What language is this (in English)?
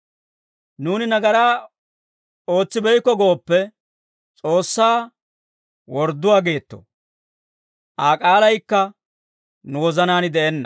Dawro